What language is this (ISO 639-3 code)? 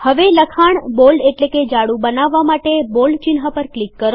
guj